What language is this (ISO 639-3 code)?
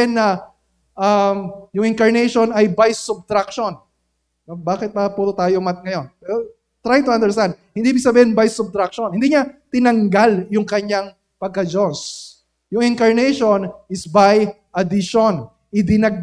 fil